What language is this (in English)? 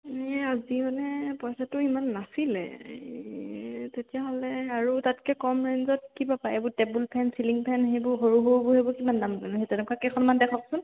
Assamese